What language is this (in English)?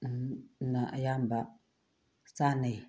Manipuri